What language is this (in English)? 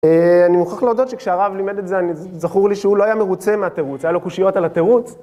Hebrew